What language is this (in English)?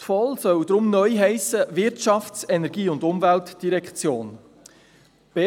Swiss German